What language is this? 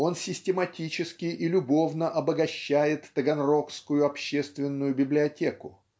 Russian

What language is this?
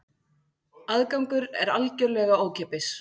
Icelandic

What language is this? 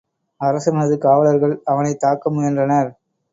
Tamil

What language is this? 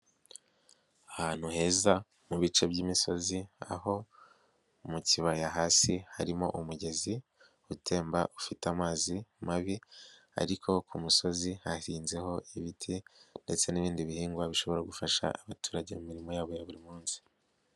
Kinyarwanda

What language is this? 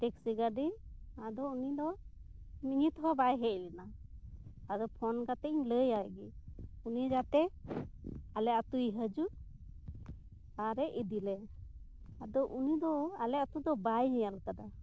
Santali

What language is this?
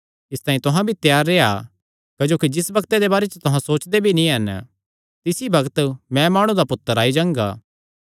Kangri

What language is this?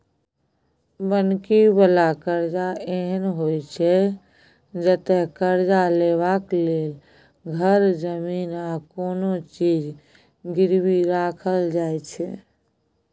Maithili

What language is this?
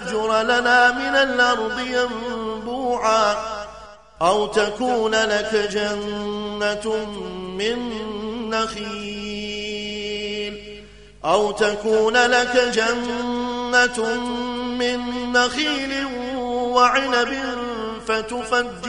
Arabic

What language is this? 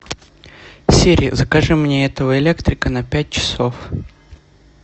Russian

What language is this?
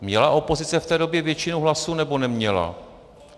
Czech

